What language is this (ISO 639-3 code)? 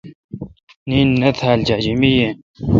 xka